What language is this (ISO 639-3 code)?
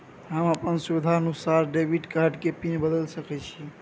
mai